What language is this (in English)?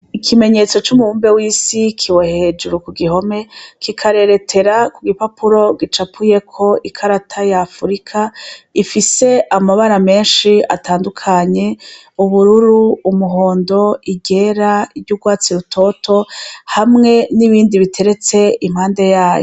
Rundi